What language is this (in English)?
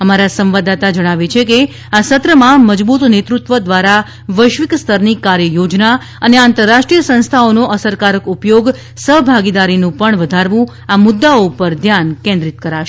Gujarati